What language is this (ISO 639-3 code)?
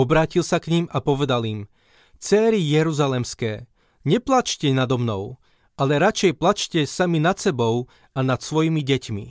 slk